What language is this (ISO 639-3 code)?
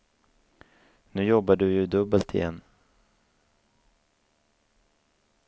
swe